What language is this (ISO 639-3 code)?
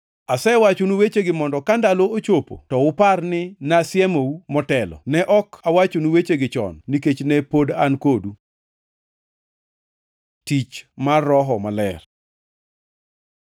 luo